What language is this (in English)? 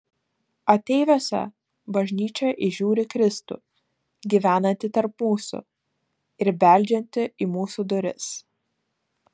Lithuanian